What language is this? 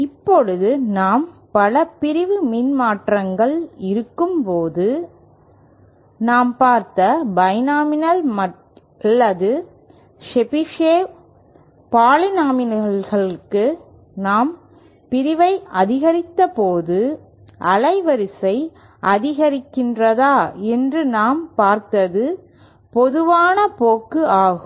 Tamil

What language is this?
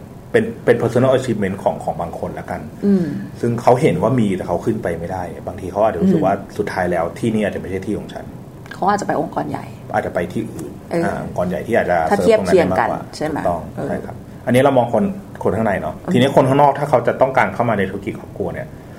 Thai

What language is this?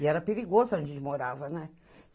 Portuguese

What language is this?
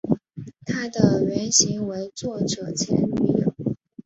Chinese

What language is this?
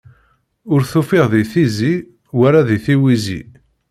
Kabyle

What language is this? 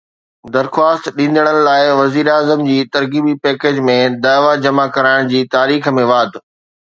Sindhi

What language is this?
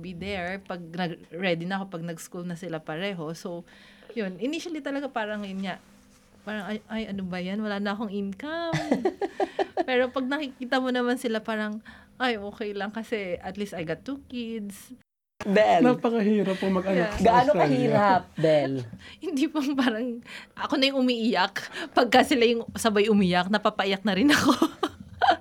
Filipino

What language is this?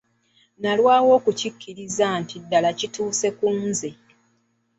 Ganda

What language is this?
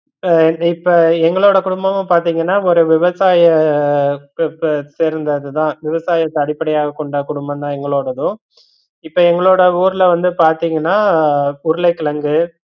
Tamil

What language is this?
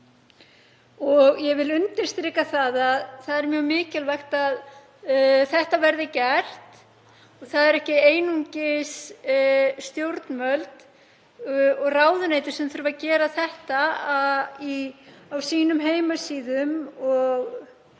Icelandic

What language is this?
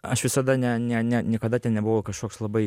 Lithuanian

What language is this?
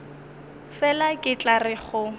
Northern Sotho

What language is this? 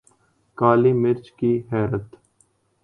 Urdu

